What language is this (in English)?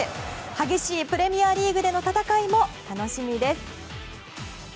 Japanese